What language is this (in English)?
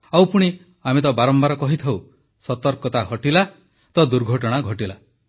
Odia